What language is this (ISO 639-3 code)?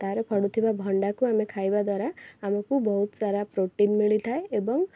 ori